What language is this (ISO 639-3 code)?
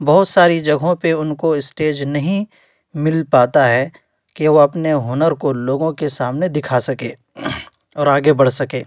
urd